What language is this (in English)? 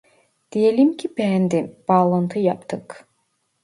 Turkish